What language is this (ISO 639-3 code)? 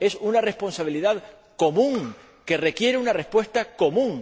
spa